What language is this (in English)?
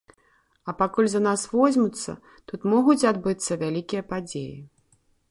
Belarusian